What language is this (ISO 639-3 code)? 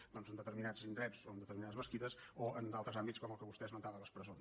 cat